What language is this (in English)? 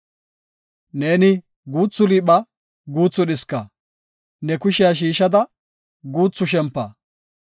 Gofa